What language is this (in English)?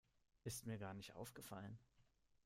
German